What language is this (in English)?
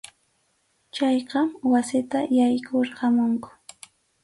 Arequipa-La Unión Quechua